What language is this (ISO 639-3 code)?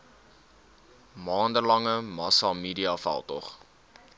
afr